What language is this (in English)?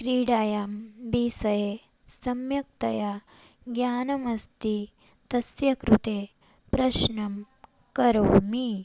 Sanskrit